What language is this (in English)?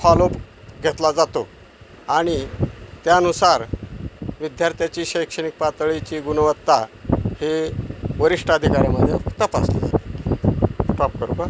Marathi